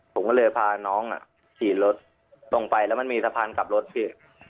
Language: Thai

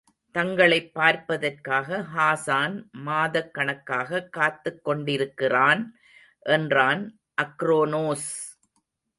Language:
Tamil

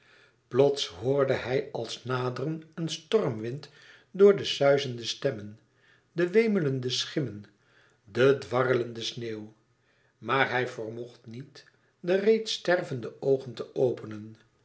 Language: Dutch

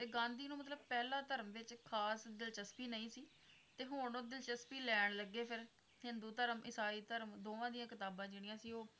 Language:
Punjabi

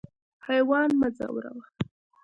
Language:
Pashto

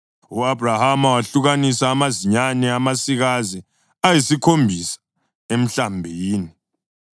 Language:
North Ndebele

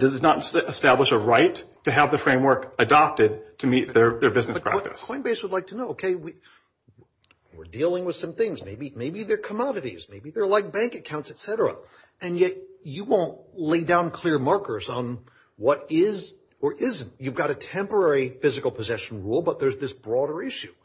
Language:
English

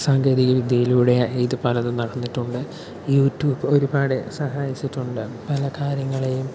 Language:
Malayalam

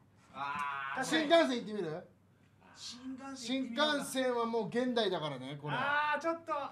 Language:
Japanese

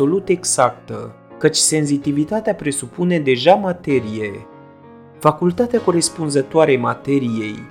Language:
Romanian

